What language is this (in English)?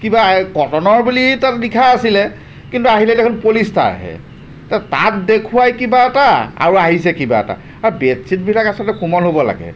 Assamese